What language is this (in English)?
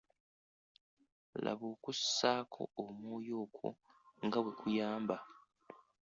Ganda